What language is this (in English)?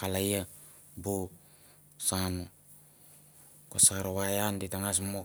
Mandara